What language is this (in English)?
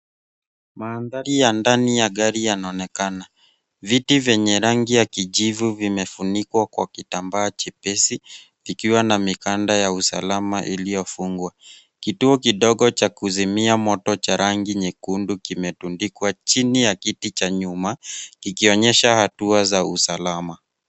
Swahili